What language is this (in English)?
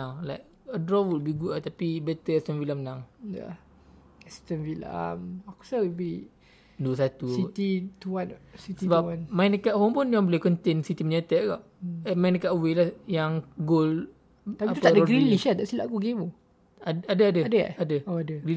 Malay